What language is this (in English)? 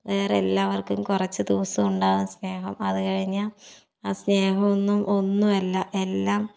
Malayalam